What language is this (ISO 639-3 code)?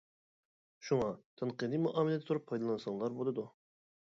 uig